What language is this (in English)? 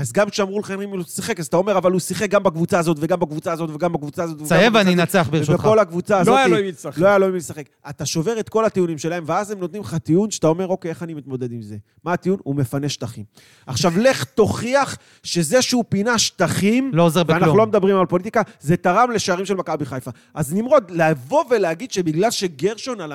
Hebrew